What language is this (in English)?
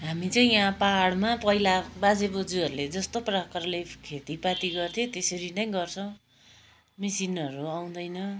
Nepali